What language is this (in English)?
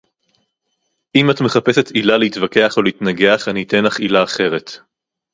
Hebrew